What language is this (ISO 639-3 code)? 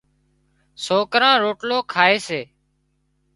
kxp